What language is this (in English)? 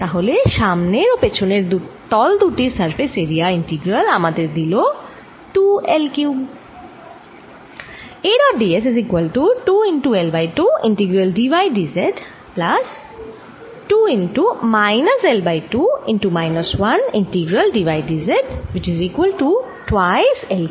Bangla